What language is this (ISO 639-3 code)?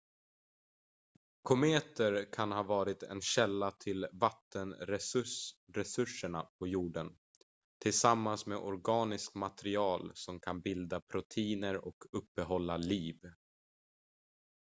swe